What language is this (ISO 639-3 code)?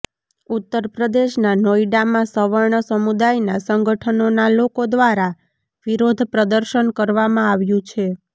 guj